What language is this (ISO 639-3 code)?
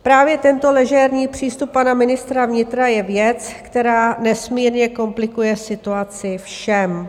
ces